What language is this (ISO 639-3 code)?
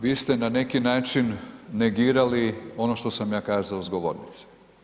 hrv